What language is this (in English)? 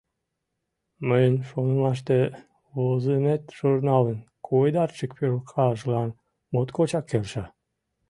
Mari